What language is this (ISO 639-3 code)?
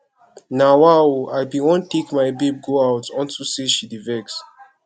pcm